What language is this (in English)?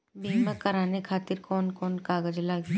Bhojpuri